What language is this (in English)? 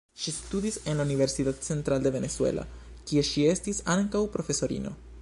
Esperanto